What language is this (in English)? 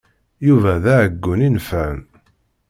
Kabyle